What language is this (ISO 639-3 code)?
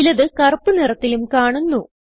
mal